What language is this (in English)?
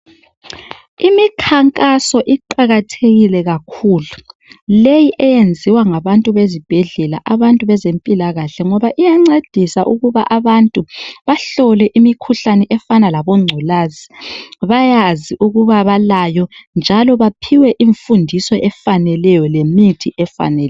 North Ndebele